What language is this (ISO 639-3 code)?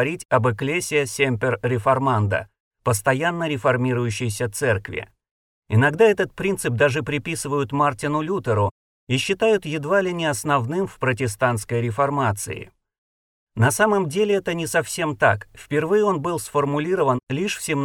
rus